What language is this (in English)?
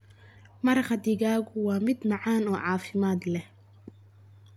Somali